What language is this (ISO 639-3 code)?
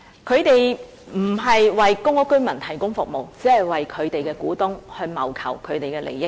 yue